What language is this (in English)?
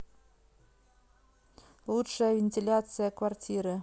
Russian